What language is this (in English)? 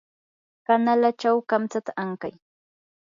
Yanahuanca Pasco Quechua